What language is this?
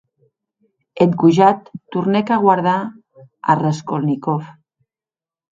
Occitan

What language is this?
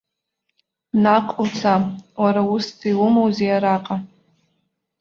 Abkhazian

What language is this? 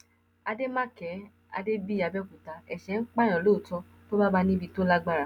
Yoruba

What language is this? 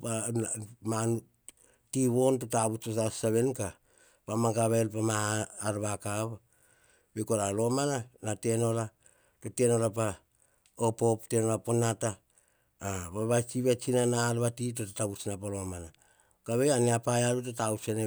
Hahon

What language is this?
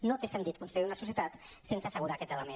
Catalan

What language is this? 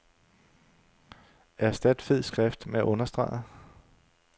Danish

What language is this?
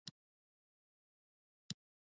Pashto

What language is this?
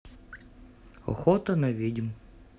Russian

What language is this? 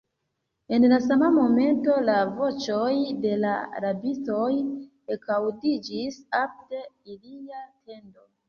Esperanto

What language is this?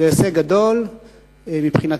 Hebrew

